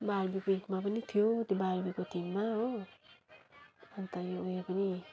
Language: Nepali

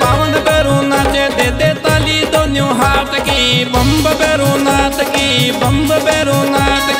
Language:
Hindi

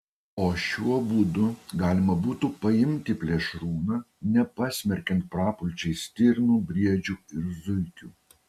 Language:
Lithuanian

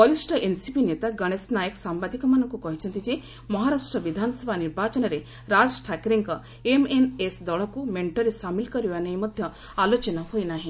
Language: Odia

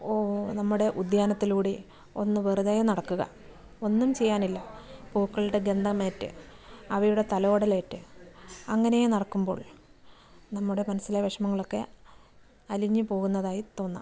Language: Malayalam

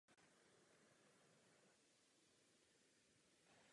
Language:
Czech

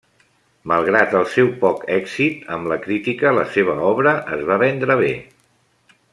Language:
Catalan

